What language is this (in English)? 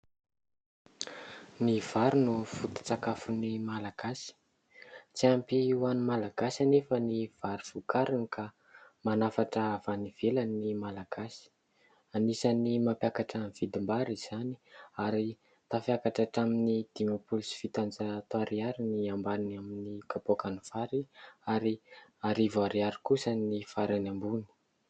Malagasy